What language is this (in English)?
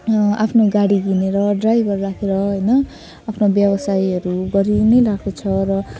Nepali